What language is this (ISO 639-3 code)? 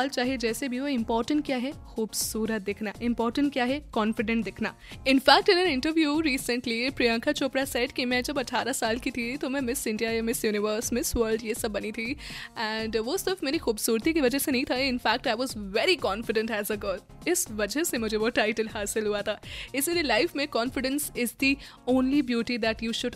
hin